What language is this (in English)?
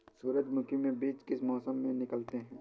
Hindi